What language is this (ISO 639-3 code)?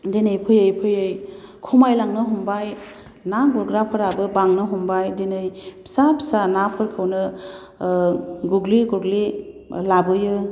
brx